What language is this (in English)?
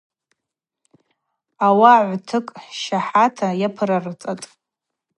Abaza